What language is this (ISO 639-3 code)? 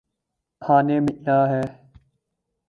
urd